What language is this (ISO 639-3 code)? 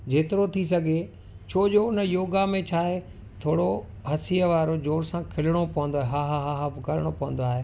snd